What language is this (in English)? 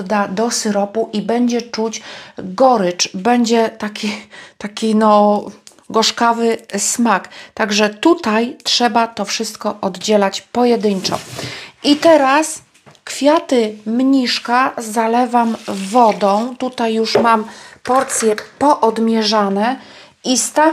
Polish